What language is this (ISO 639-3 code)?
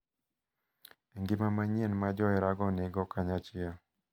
luo